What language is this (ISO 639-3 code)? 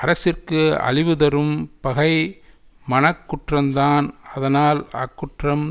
tam